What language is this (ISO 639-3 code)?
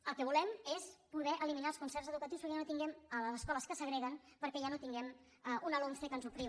cat